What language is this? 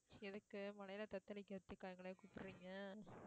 Tamil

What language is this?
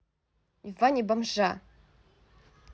Russian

